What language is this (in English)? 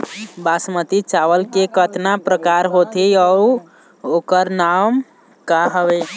Chhattisgarhi